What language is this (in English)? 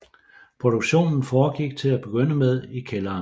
Danish